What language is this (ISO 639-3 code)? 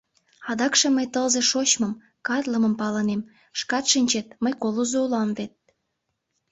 chm